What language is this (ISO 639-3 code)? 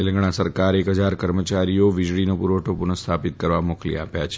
guj